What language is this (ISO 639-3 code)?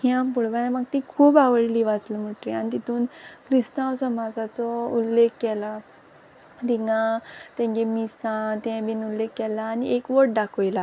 kok